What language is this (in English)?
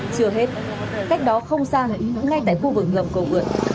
Vietnamese